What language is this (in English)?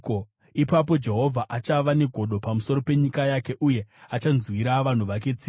Shona